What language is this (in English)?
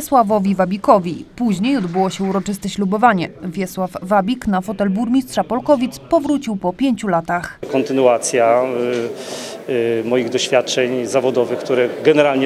Polish